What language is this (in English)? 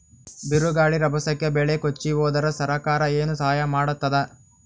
Kannada